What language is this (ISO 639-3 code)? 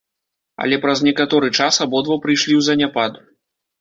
bel